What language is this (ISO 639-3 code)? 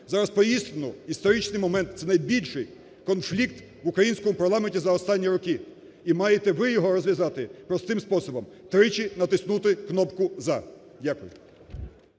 ukr